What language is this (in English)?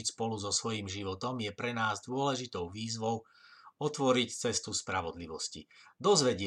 Slovak